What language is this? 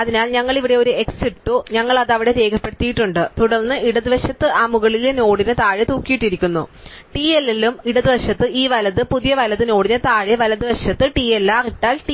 Malayalam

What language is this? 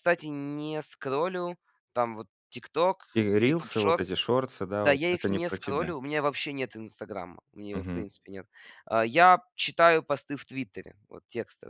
Russian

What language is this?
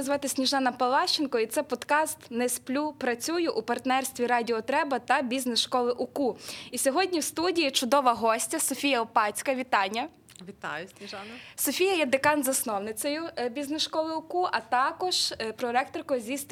Ukrainian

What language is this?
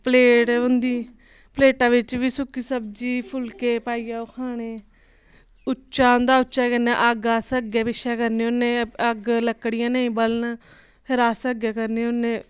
Dogri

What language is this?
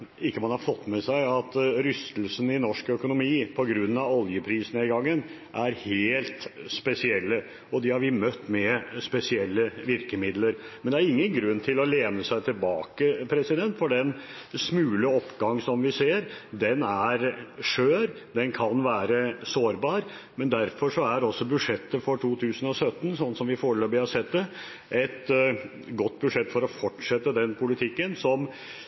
Norwegian Bokmål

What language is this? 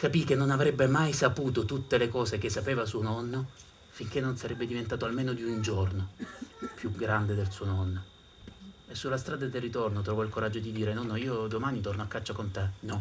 Italian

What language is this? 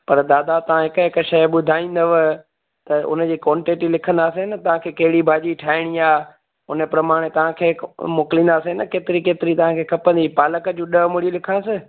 Sindhi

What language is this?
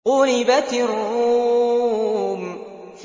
Arabic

